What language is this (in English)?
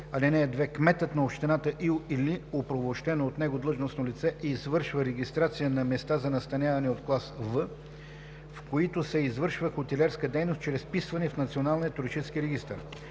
Bulgarian